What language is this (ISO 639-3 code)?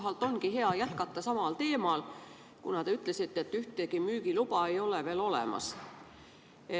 est